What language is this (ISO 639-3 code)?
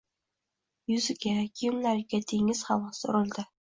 uzb